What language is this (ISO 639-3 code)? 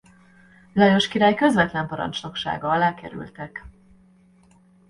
hun